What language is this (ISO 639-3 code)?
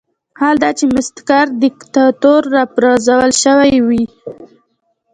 pus